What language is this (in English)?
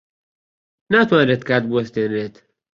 Central Kurdish